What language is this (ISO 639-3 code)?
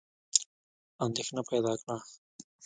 pus